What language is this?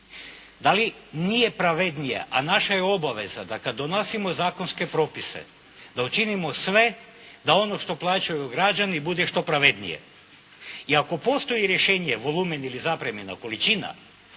Croatian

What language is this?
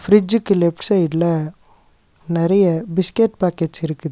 Tamil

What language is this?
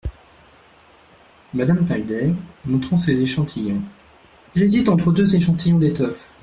French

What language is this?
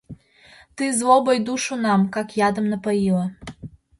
Mari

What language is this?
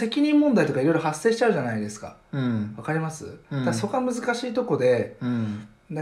Japanese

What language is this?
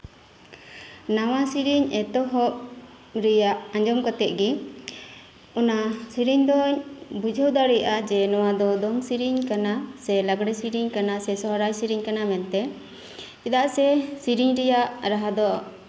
Santali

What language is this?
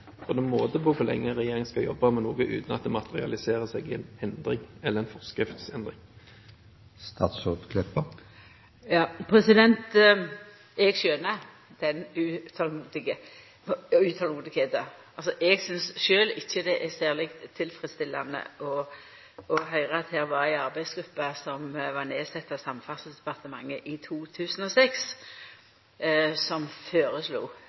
Norwegian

